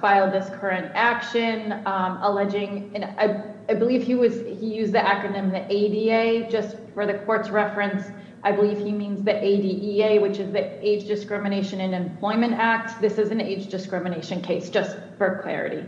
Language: English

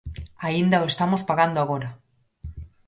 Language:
Galician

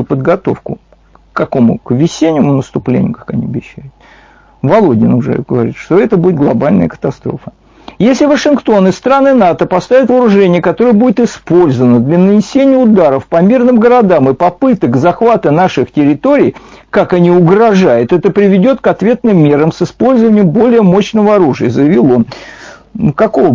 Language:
Russian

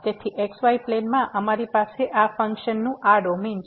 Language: Gujarati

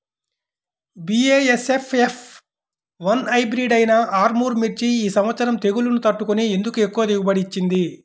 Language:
Telugu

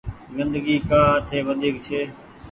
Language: Goaria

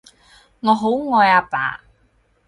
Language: Cantonese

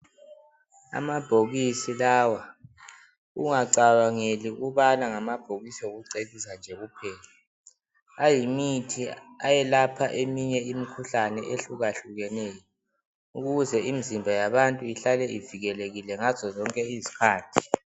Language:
North Ndebele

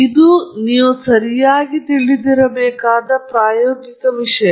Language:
Kannada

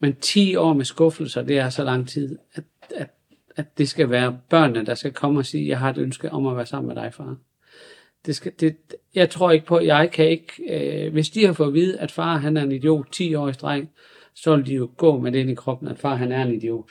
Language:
Danish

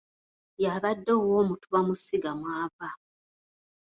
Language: Ganda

